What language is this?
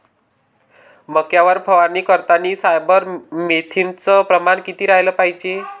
Marathi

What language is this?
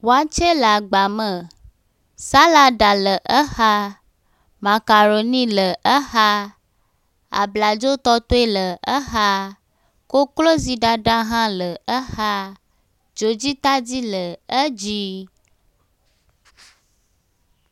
Ewe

